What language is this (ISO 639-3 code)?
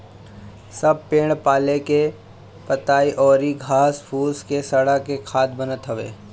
bho